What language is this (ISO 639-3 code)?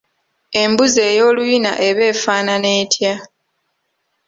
lug